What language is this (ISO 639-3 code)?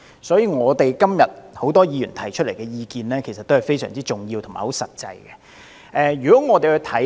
yue